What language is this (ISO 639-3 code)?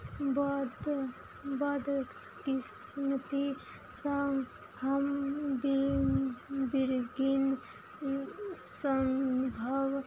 mai